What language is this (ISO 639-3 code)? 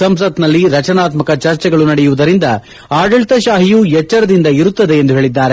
kan